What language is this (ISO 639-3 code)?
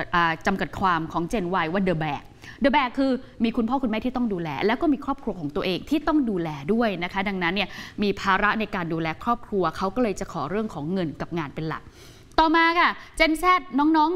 tha